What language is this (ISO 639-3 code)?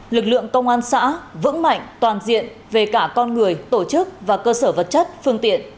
vie